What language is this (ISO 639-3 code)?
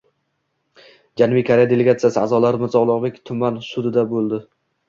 uzb